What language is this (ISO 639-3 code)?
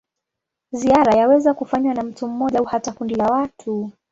swa